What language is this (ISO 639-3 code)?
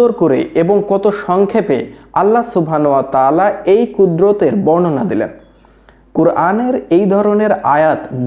ben